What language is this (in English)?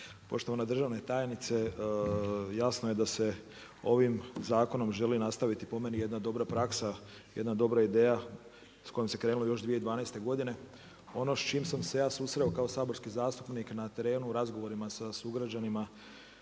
Croatian